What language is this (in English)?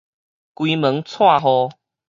Min Nan Chinese